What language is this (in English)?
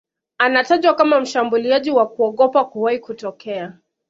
Swahili